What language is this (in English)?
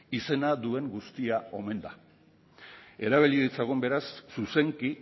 Basque